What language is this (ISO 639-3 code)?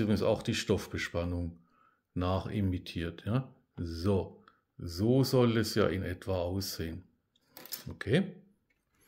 deu